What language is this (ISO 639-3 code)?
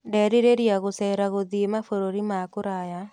kik